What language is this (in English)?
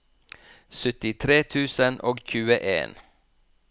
Norwegian